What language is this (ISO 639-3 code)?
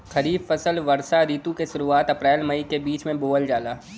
bho